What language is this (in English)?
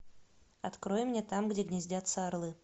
Russian